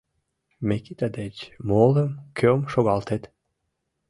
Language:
Mari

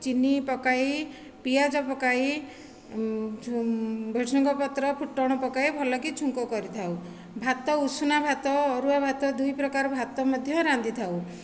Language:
Odia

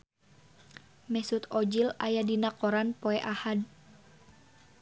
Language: Sundanese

